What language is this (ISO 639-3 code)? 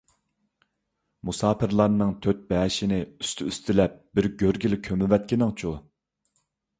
uig